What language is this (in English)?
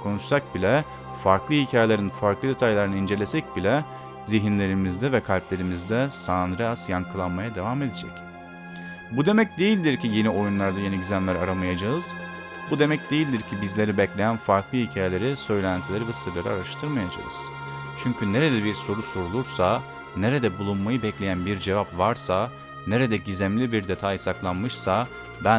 Turkish